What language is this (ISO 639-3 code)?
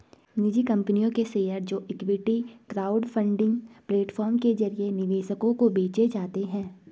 hin